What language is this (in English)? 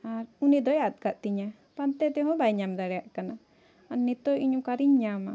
Santali